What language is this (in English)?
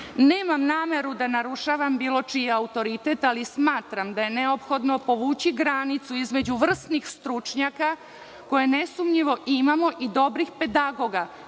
Serbian